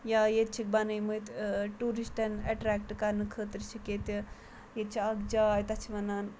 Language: Kashmiri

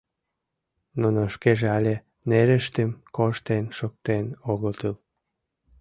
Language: Mari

